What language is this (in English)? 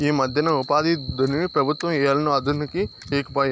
Telugu